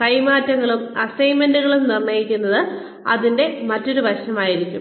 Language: Malayalam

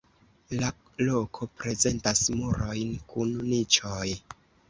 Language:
Esperanto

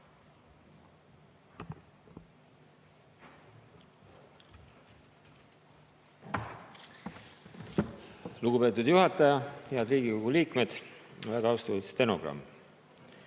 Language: Estonian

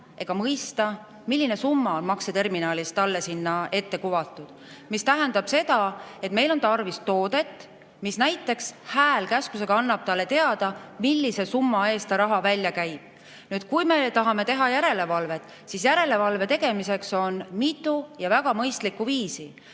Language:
Estonian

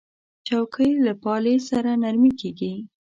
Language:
Pashto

